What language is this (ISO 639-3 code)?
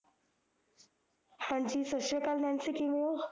pan